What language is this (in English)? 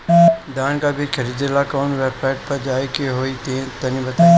Bhojpuri